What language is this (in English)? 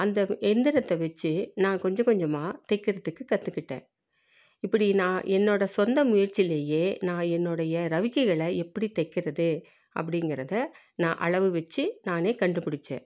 Tamil